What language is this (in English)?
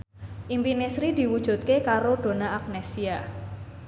Javanese